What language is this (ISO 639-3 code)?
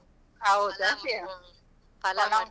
kan